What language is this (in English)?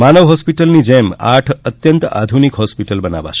Gujarati